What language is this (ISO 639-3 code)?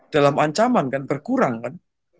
ind